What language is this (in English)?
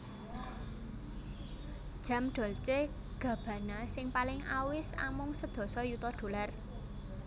Javanese